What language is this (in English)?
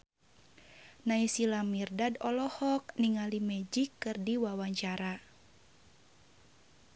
Sundanese